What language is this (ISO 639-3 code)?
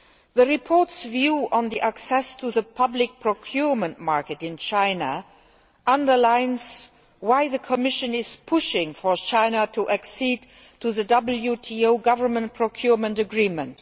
eng